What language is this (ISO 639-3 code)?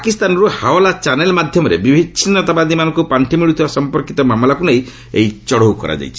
ori